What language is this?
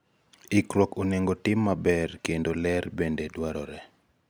Luo (Kenya and Tanzania)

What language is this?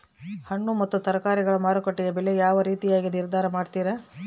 Kannada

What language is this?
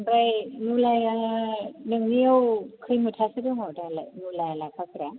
Bodo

